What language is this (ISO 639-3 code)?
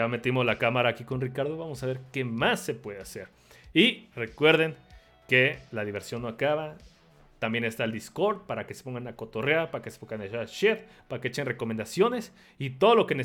spa